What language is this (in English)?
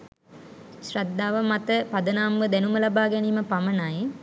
Sinhala